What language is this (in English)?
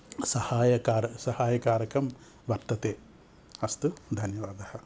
Sanskrit